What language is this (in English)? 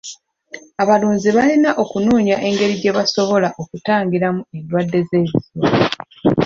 Ganda